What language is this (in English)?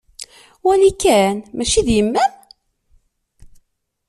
Kabyle